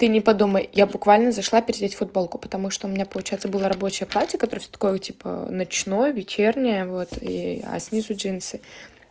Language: Russian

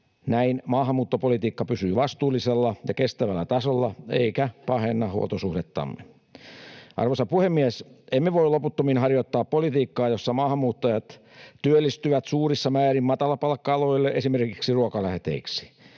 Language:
Finnish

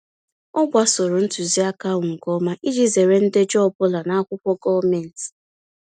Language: Igbo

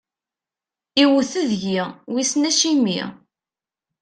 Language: Kabyle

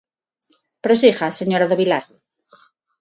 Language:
Galician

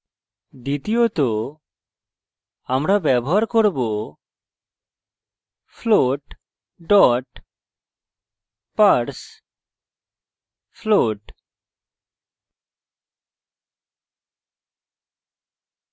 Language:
Bangla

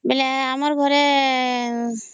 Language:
Odia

